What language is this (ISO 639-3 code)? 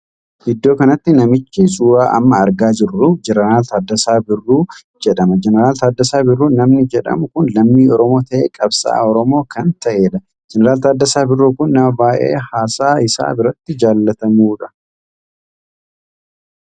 orm